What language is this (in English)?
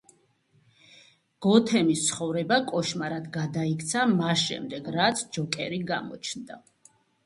Georgian